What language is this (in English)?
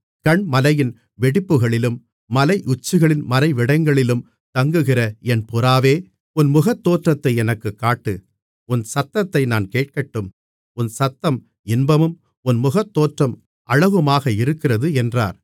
Tamil